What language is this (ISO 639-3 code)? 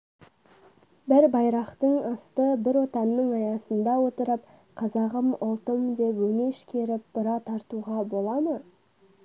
kaz